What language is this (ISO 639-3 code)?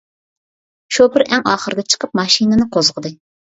uig